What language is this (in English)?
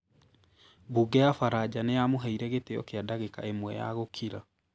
Kikuyu